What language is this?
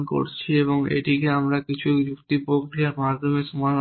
Bangla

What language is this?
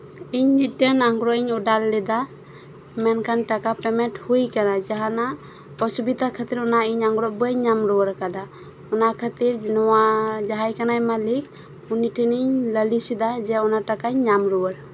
Santali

